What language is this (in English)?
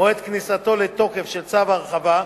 Hebrew